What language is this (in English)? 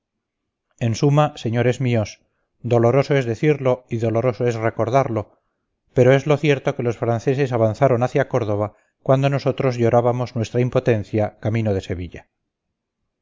Spanish